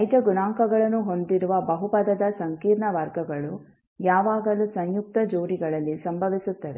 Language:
Kannada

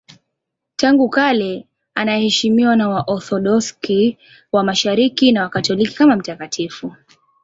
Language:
Swahili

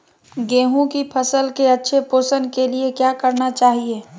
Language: Magahi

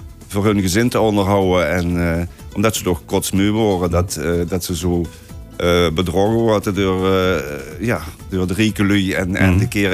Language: Dutch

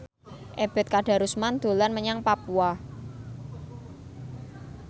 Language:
Javanese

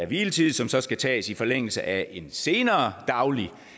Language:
Danish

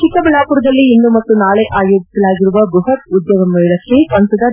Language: Kannada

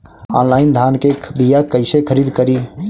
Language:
Bhojpuri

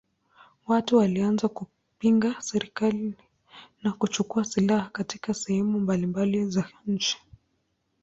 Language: Swahili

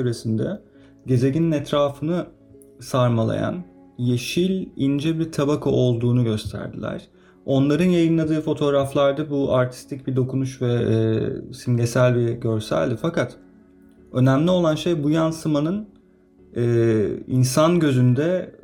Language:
Turkish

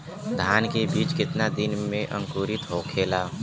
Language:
Bhojpuri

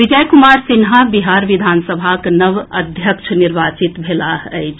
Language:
Maithili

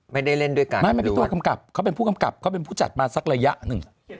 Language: Thai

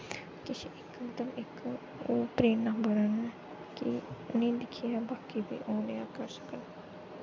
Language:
Dogri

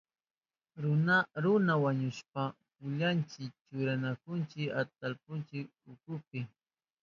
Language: Southern Pastaza Quechua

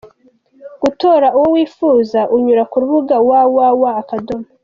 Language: Kinyarwanda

